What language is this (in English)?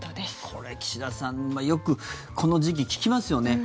Japanese